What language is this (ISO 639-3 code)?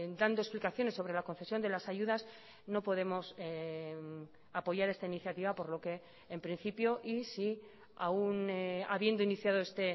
spa